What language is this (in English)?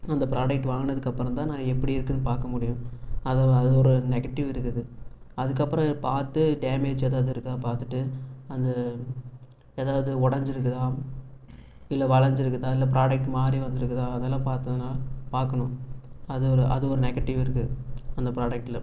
Tamil